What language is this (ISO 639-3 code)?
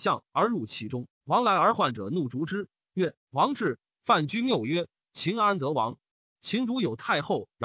zho